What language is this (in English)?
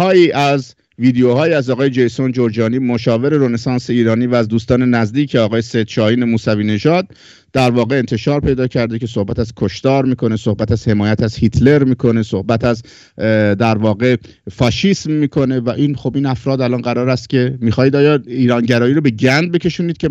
Persian